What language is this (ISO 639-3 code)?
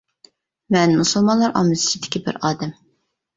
uig